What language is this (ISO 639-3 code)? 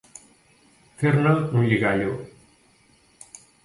cat